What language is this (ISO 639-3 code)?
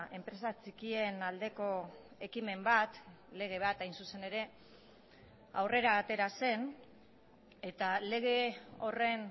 eus